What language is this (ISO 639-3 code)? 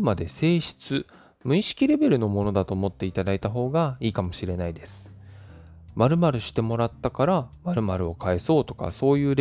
jpn